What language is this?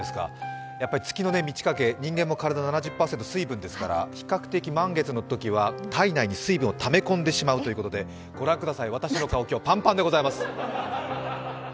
Japanese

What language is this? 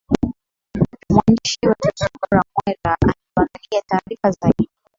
Swahili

